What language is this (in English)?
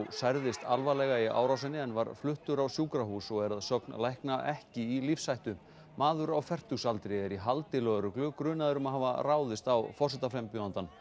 Icelandic